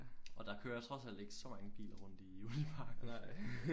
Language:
Danish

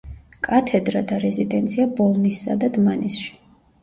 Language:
Georgian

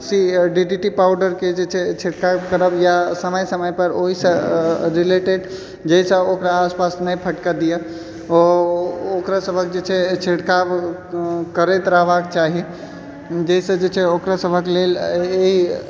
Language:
Maithili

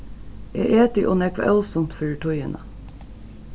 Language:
Faroese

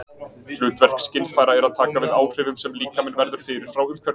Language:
Icelandic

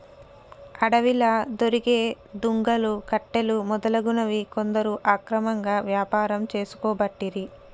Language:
Telugu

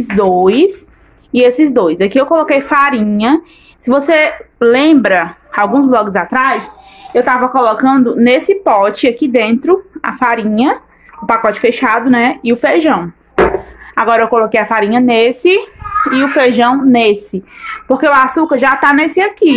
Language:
Portuguese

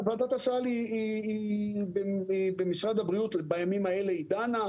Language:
Hebrew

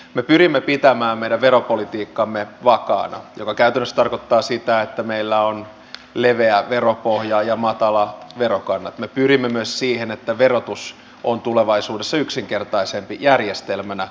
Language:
Finnish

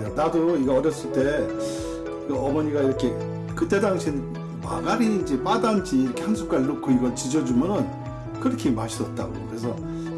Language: Korean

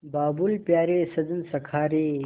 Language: Hindi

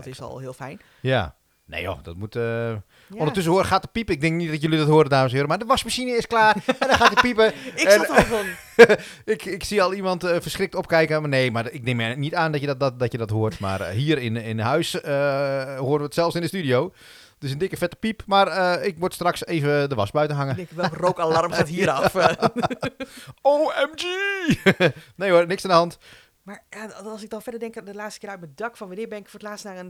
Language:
Dutch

